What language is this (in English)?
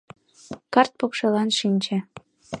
Mari